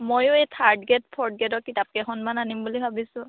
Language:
Assamese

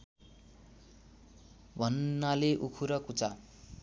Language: Nepali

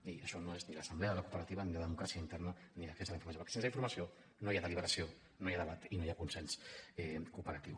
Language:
Catalan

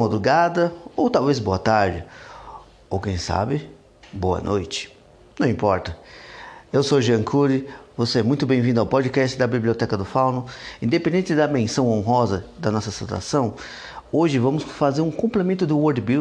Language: Portuguese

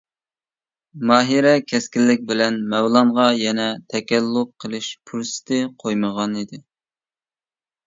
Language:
Uyghur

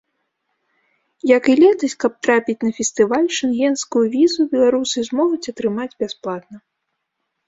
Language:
Belarusian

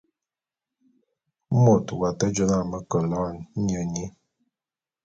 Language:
Bulu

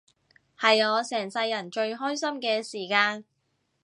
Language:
Cantonese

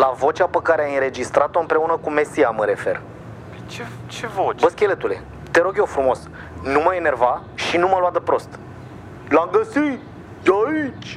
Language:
Romanian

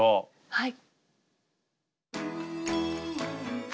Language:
Japanese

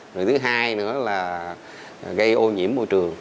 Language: Vietnamese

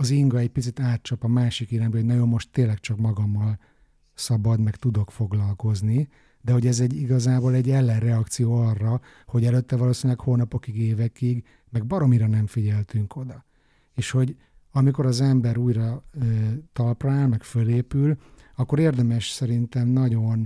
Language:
Hungarian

